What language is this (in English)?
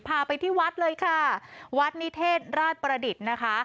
Thai